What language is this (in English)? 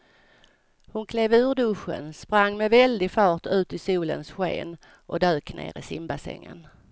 Swedish